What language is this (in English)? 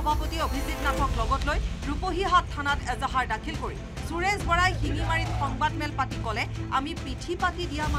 Romanian